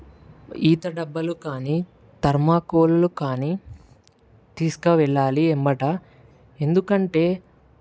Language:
Telugu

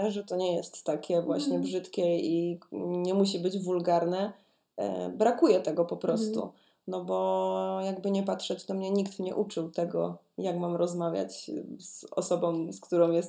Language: Polish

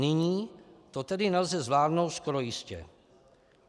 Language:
Czech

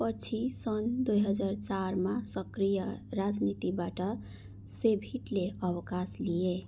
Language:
Nepali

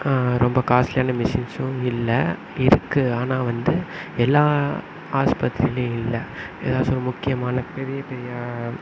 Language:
Tamil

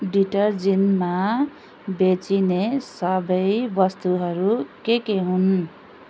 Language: Nepali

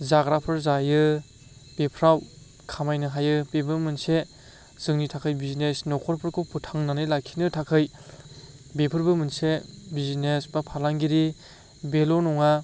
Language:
Bodo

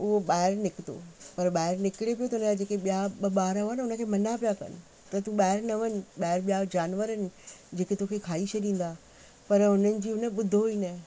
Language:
Sindhi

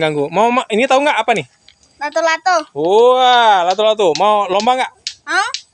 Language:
Indonesian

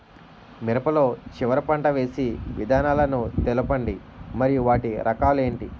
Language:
Telugu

